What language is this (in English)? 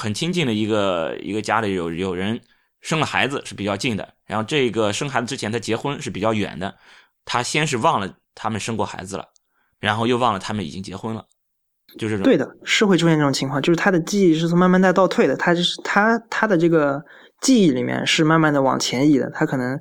Chinese